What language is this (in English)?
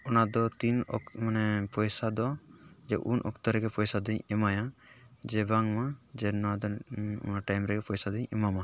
Santali